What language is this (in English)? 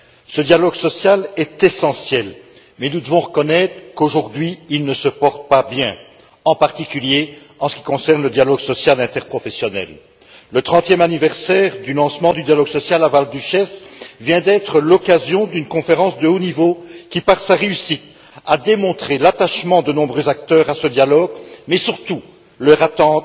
French